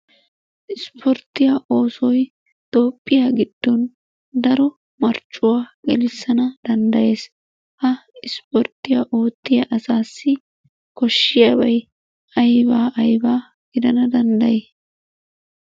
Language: Wolaytta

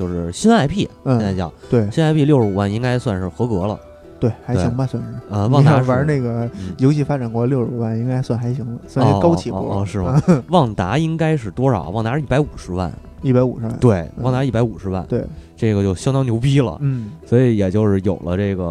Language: Chinese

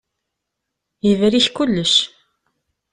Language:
Kabyle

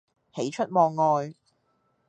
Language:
Cantonese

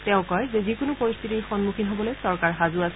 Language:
Assamese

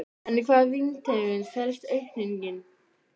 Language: Icelandic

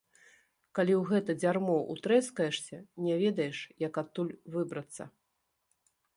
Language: Belarusian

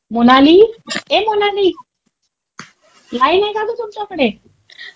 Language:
Marathi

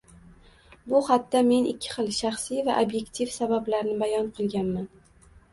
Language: Uzbek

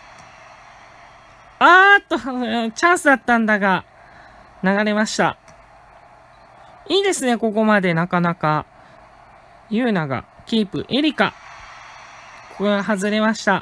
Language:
Japanese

